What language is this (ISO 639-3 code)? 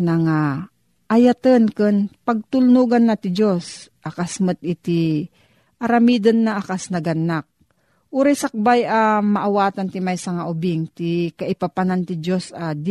fil